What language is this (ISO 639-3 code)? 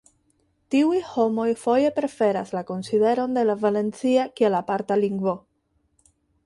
epo